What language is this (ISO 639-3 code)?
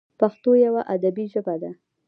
pus